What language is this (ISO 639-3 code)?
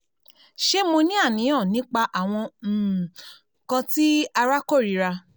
yor